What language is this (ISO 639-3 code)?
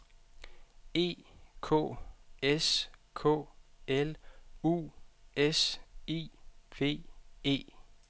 dan